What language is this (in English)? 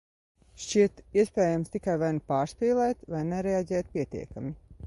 Latvian